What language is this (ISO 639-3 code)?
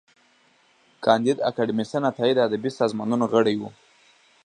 pus